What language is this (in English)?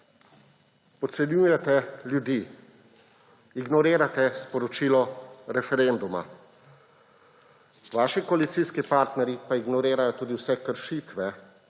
Slovenian